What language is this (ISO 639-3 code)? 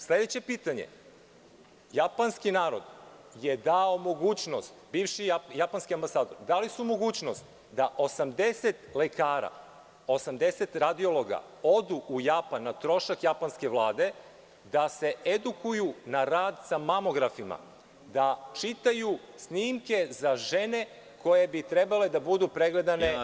srp